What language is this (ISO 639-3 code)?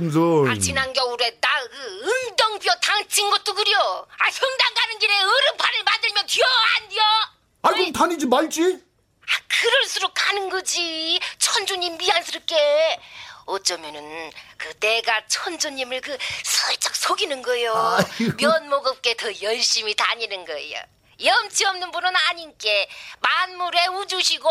kor